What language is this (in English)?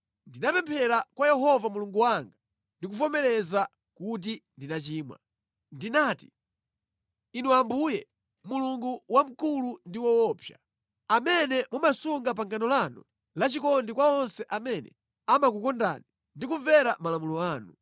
Nyanja